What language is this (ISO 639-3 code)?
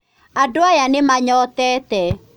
kik